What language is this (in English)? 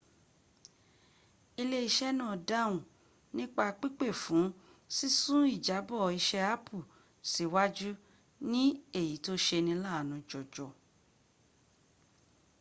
Yoruba